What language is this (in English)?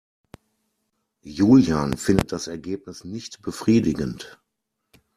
German